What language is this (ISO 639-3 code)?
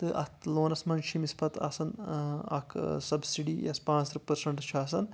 kas